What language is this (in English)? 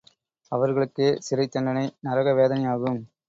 Tamil